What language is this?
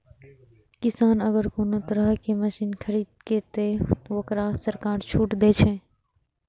Maithili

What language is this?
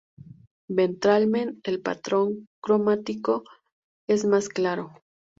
Spanish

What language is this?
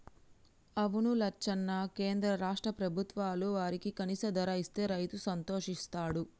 Telugu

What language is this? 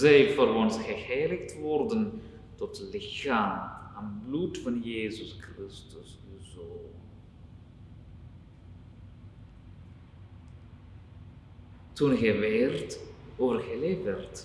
Dutch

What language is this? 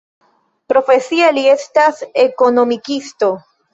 Esperanto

